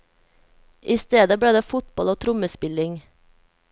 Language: Norwegian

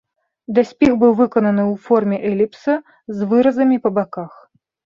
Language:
Belarusian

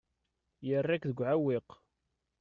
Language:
Kabyle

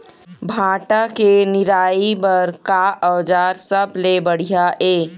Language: Chhattisgarhi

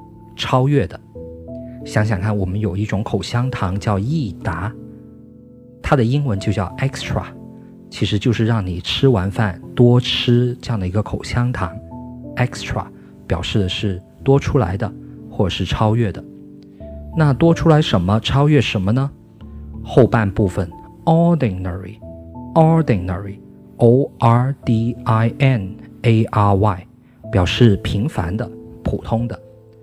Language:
Chinese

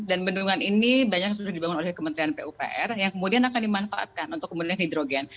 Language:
Indonesian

